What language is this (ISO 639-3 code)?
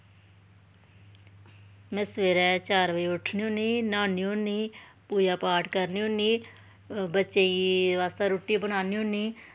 doi